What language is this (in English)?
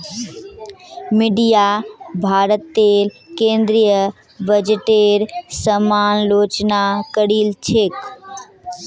Magahi